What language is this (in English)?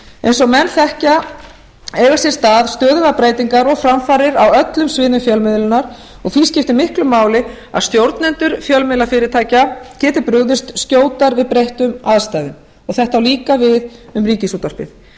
Icelandic